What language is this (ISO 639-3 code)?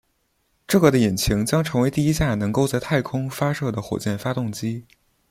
zho